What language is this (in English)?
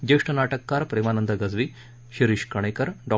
Marathi